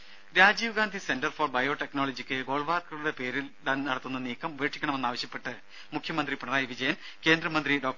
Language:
Malayalam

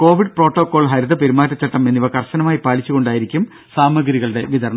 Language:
Malayalam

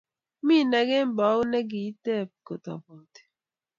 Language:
Kalenjin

